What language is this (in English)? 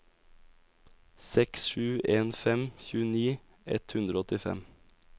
Norwegian